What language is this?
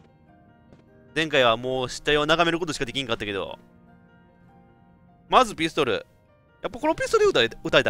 Japanese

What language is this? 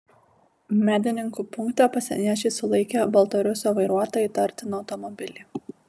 Lithuanian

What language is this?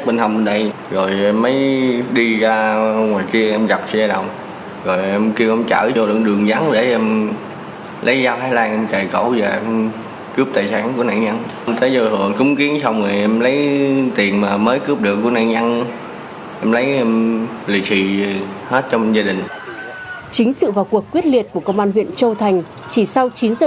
Vietnamese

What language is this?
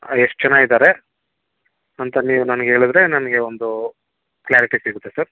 Kannada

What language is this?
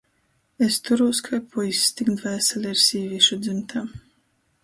Latgalian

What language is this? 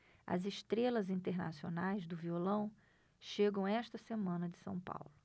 Portuguese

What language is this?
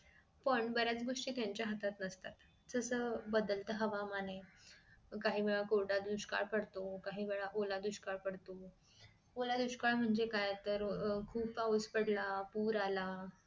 Marathi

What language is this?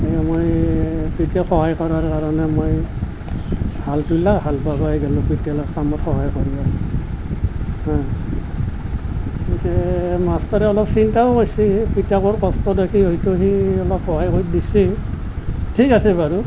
Assamese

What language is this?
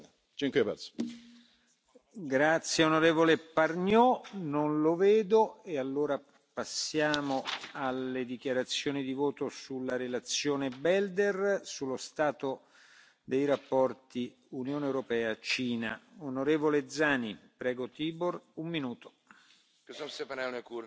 Romanian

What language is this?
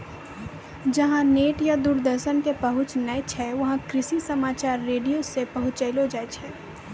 Maithili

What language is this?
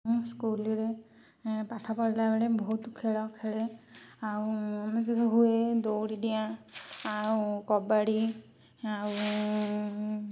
Odia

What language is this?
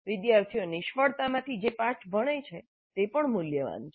Gujarati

